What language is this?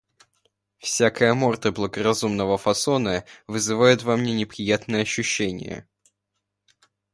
Russian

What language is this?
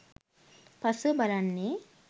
Sinhala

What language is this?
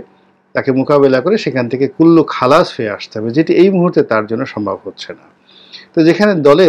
Bangla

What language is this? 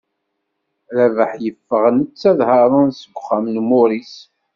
Kabyle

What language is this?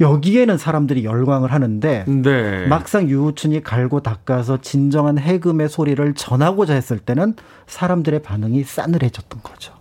Korean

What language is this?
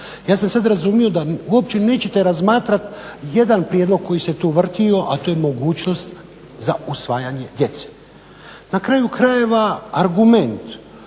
Croatian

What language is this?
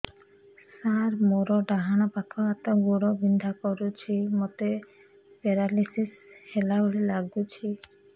Odia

